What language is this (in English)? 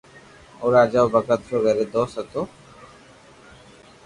Loarki